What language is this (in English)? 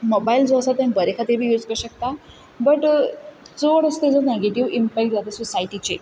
Konkani